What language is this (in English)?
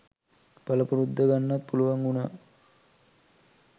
Sinhala